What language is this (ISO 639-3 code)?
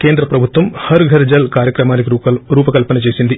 tel